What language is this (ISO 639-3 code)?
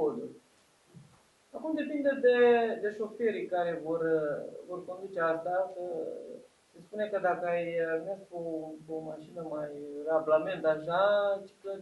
ron